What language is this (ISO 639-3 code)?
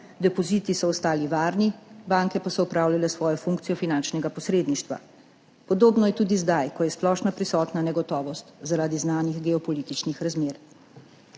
slv